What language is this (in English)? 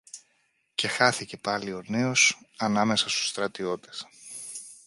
Greek